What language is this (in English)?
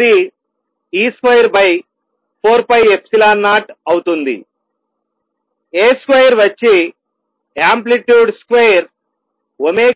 Telugu